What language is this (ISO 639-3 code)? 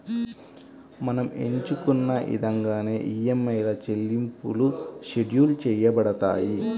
tel